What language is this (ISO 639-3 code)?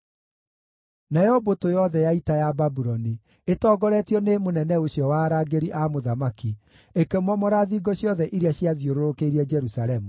kik